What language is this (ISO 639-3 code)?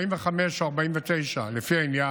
heb